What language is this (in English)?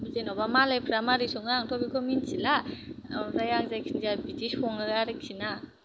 Bodo